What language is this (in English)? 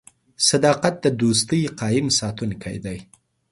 Pashto